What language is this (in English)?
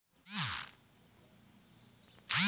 Chhattisgarhi